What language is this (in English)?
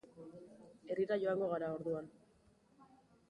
Basque